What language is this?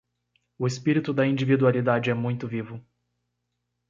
Portuguese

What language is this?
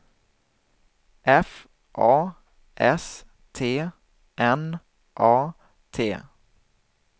Swedish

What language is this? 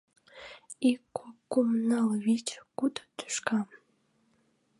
Mari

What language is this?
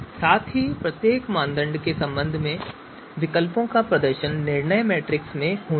Hindi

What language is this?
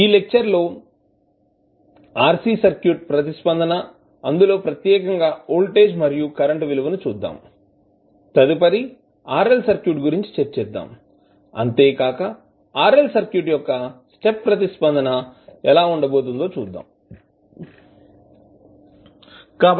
Telugu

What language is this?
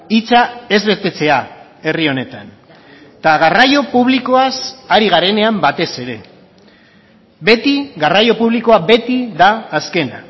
Basque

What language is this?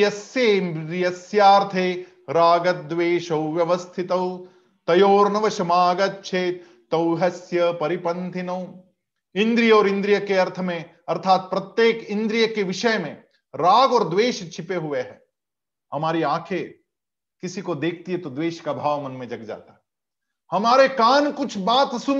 Hindi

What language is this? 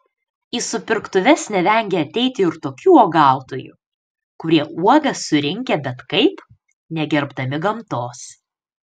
Lithuanian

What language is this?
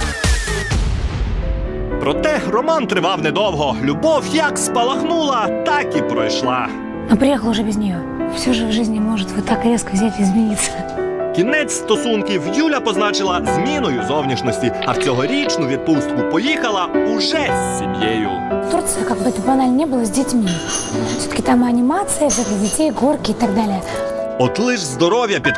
Ukrainian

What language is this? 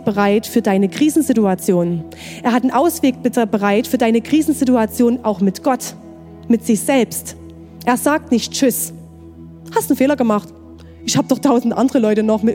German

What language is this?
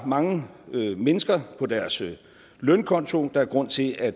Danish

